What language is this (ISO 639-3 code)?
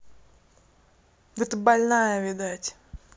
rus